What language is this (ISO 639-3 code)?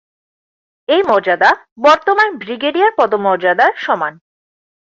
ben